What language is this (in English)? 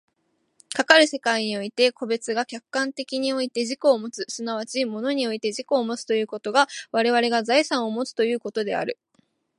Japanese